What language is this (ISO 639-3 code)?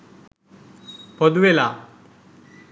sin